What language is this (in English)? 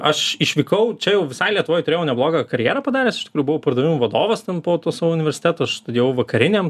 Lithuanian